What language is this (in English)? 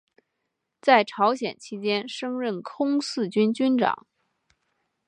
Chinese